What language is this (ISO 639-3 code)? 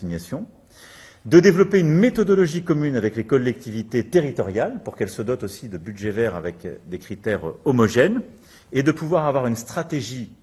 fra